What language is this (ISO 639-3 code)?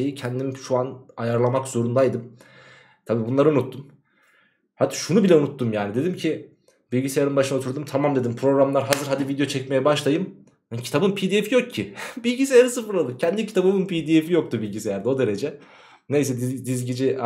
tur